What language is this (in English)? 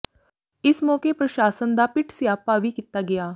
Punjabi